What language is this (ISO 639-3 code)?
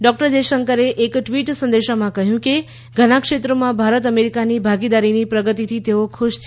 guj